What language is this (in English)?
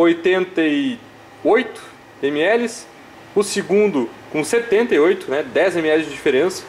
Portuguese